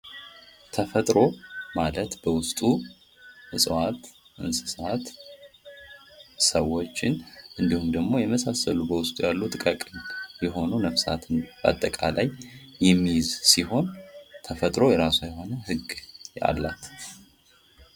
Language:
Amharic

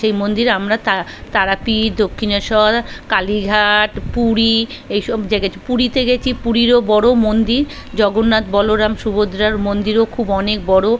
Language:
Bangla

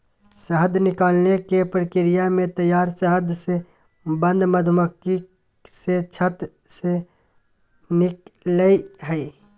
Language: Magahi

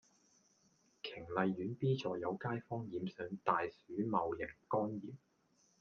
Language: Cantonese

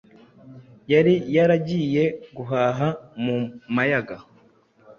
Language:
Kinyarwanda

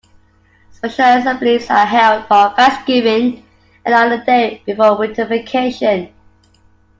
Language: English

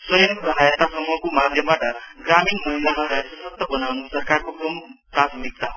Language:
Nepali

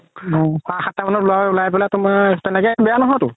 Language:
Assamese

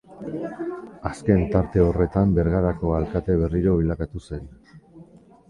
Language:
Basque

